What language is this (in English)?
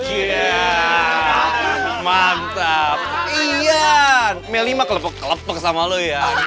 Indonesian